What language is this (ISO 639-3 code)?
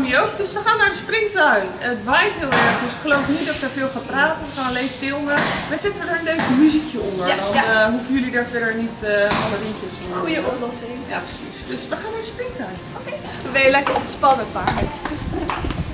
nld